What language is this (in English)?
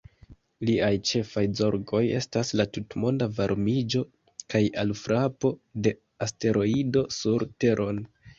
Esperanto